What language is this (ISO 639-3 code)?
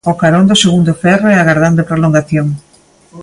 glg